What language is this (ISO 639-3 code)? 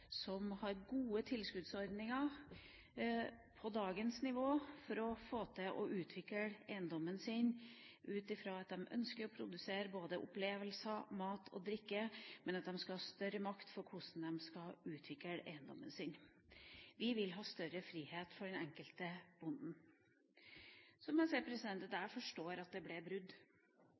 nob